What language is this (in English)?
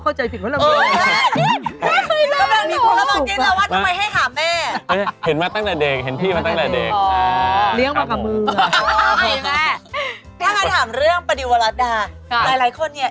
Thai